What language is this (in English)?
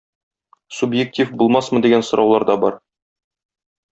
Tatar